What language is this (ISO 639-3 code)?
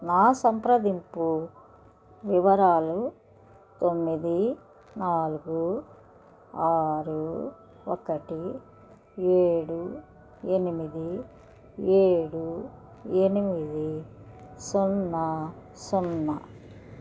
tel